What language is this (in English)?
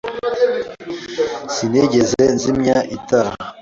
Kinyarwanda